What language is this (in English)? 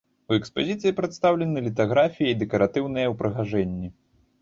Belarusian